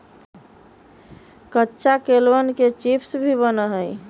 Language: Magahi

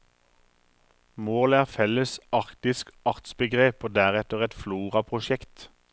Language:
Norwegian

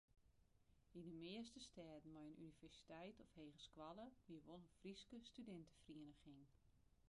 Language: Western Frisian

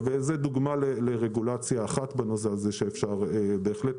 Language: Hebrew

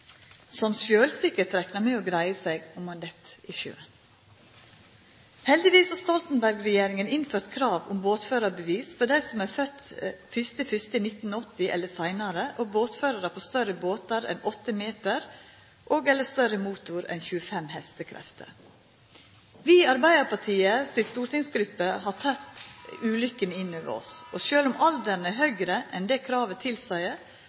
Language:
Norwegian Nynorsk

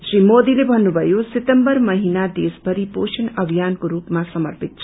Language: Nepali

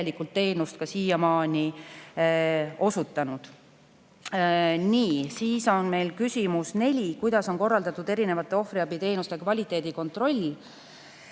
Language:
Estonian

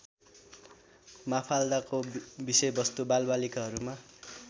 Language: Nepali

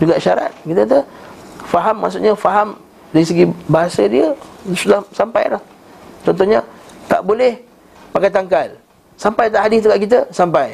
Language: Malay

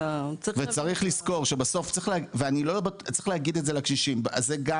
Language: Hebrew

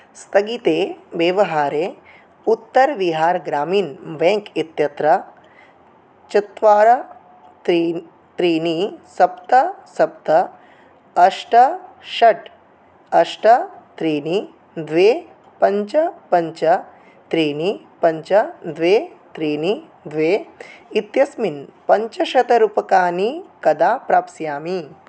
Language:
Sanskrit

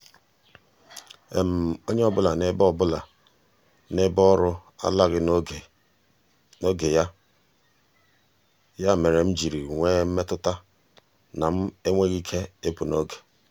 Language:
Igbo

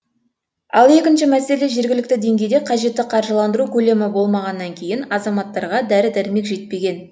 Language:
Kazakh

